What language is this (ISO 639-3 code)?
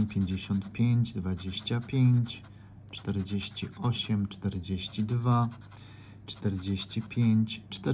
pol